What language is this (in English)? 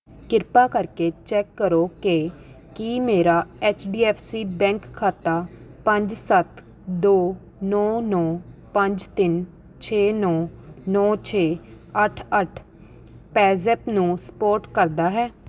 Punjabi